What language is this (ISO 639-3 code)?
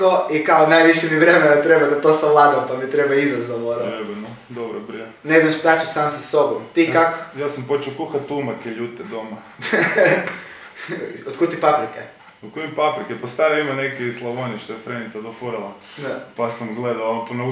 hrv